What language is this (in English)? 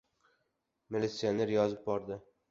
Uzbek